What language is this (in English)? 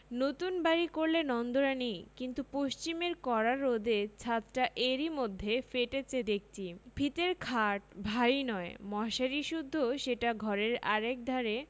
Bangla